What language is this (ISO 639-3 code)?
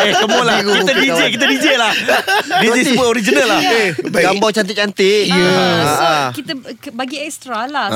msa